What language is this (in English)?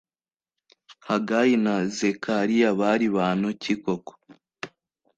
Kinyarwanda